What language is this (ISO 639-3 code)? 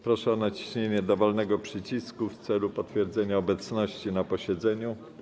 pol